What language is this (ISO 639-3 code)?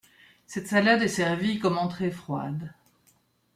fra